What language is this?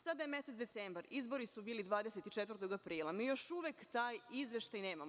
Serbian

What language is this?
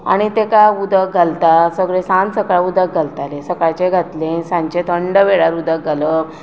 Konkani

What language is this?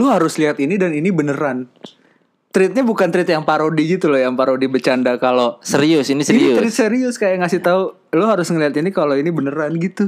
Indonesian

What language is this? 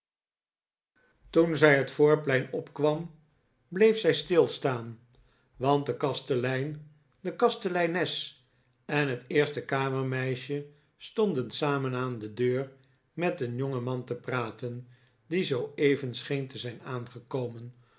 Dutch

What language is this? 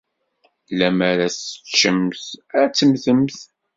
Kabyle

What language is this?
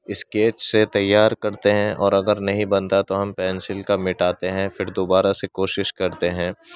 Urdu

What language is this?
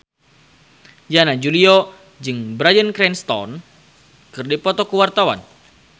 Sundanese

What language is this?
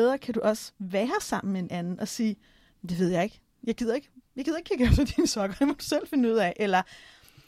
Danish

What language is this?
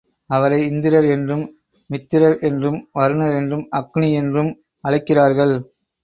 Tamil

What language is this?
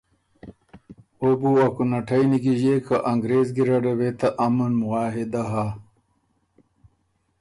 Ormuri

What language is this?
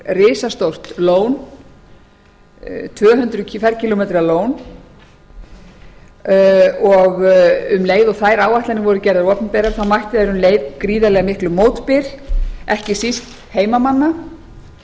Icelandic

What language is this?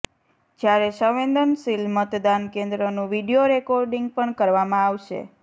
Gujarati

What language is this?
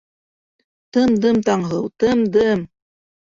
Bashkir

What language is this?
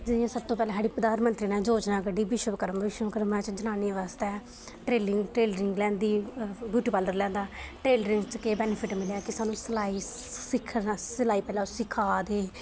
Dogri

